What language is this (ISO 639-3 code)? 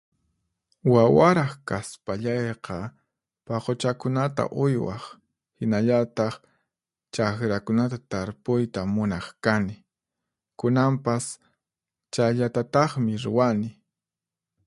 qxp